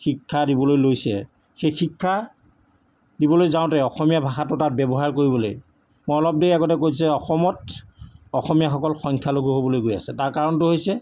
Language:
Assamese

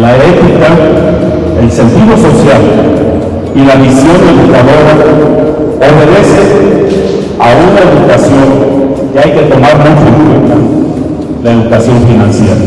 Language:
Spanish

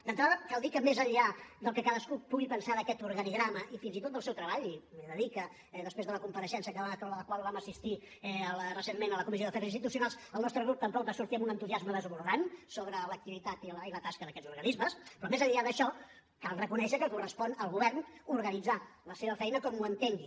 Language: Catalan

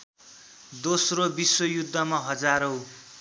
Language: Nepali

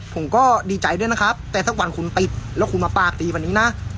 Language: Thai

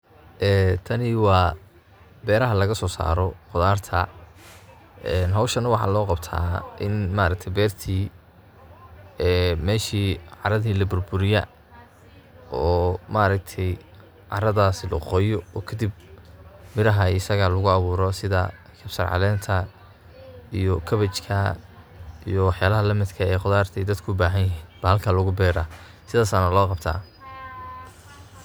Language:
Somali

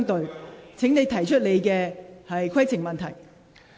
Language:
Cantonese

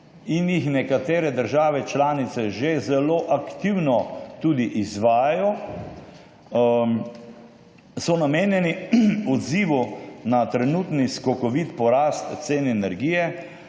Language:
Slovenian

